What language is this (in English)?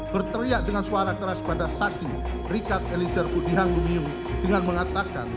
Indonesian